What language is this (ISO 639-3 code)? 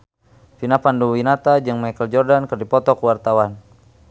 sun